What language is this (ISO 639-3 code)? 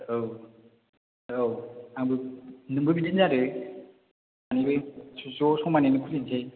brx